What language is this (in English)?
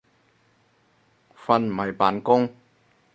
Cantonese